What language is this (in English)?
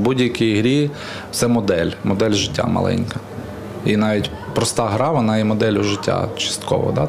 Ukrainian